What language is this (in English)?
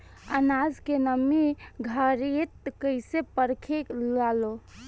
Bhojpuri